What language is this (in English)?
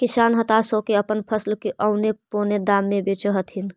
Magahi